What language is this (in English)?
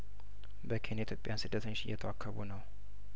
Amharic